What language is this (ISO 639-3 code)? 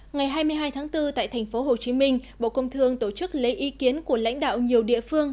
vie